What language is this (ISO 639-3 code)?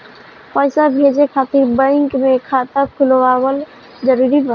bho